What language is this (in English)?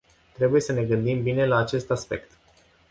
Romanian